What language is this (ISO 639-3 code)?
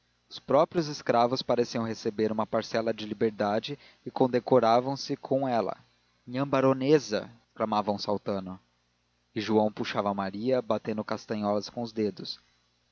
por